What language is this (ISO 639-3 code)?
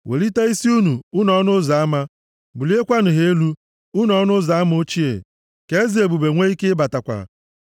ibo